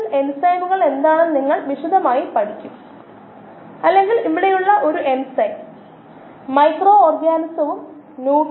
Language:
Malayalam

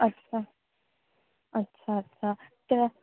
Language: Sindhi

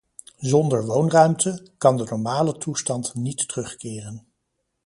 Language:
Dutch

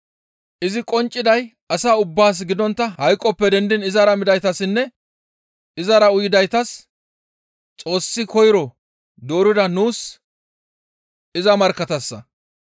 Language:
Gamo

